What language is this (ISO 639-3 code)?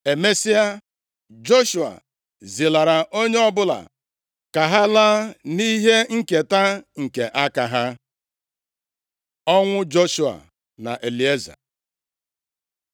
ibo